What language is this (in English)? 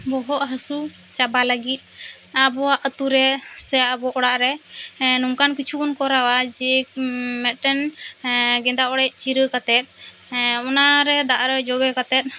Santali